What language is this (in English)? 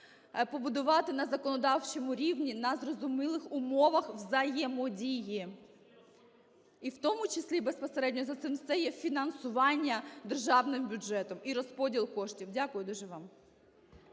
Ukrainian